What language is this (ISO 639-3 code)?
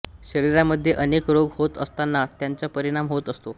mar